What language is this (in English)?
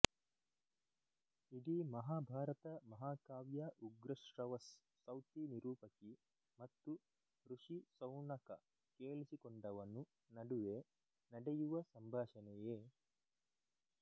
Kannada